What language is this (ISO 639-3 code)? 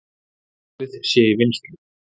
isl